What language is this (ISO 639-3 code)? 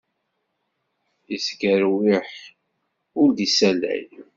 kab